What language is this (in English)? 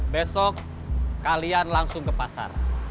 Indonesian